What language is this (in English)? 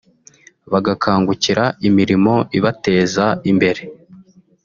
Kinyarwanda